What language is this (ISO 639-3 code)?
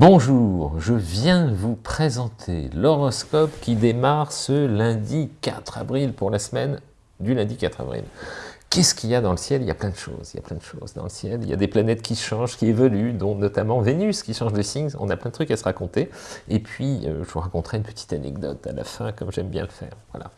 fra